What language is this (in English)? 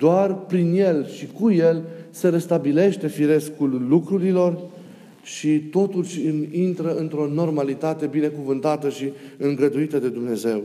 Romanian